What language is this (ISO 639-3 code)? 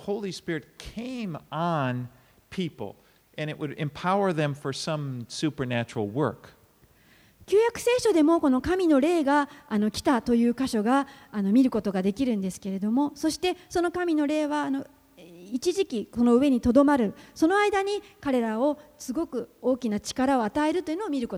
jpn